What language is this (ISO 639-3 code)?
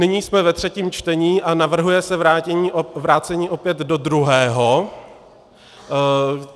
ces